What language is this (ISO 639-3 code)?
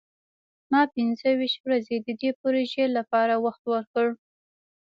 pus